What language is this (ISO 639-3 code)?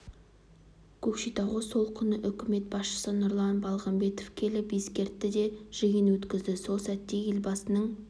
kaz